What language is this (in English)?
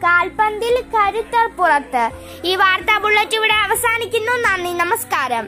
Malayalam